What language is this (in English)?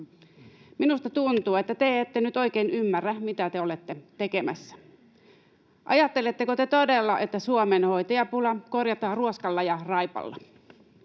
Finnish